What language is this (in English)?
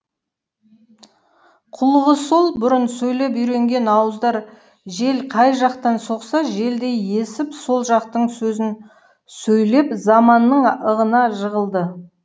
Kazakh